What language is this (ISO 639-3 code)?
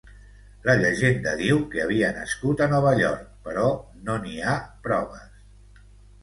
cat